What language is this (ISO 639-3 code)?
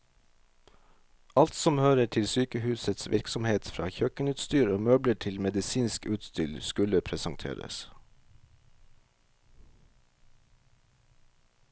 nor